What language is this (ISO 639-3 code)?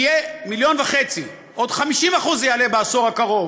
heb